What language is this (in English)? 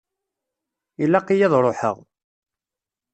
Kabyle